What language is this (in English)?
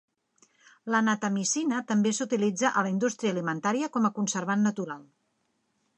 Catalan